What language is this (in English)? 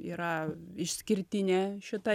Lithuanian